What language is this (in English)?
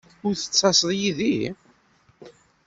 Kabyle